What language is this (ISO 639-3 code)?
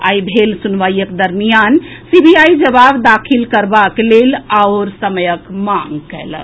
mai